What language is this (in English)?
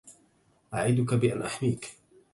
Arabic